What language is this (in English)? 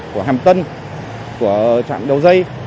Vietnamese